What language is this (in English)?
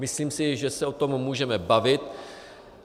Czech